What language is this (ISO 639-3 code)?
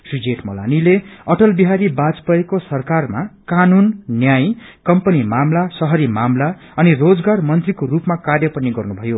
nep